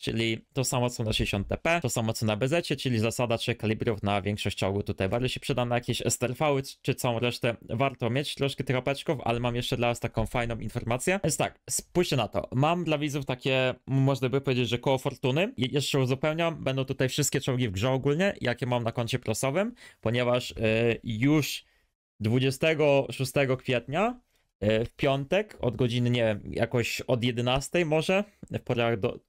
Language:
Polish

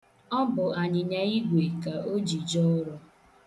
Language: Igbo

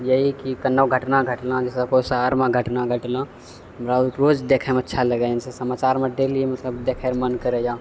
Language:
Maithili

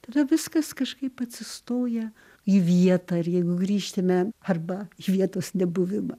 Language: Lithuanian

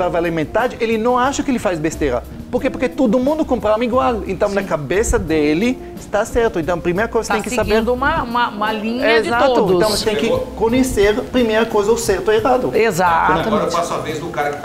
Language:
Portuguese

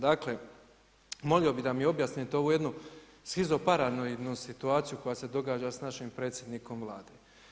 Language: Croatian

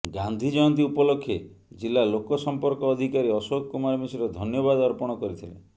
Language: Odia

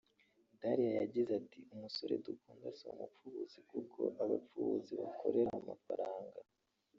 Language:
Kinyarwanda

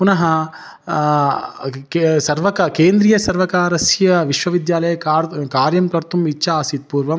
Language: Sanskrit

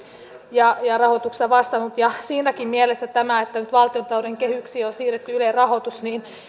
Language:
Finnish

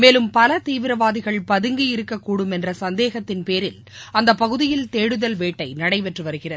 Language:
Tamil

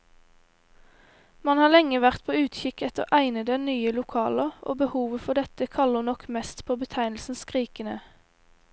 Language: Norwegian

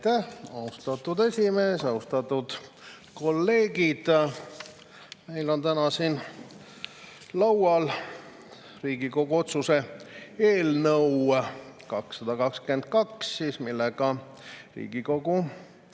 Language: Estonian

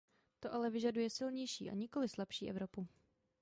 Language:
Czech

